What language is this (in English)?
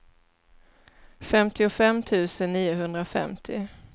Swedish